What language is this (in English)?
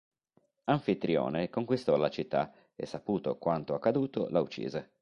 Italian